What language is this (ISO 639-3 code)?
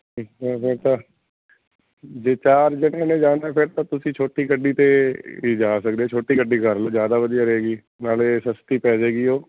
pan